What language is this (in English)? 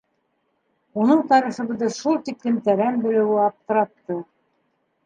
Bashkir